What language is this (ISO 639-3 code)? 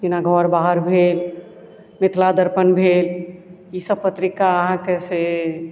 mai